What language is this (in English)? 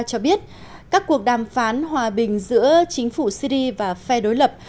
Vietnamese